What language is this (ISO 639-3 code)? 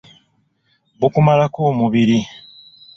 lug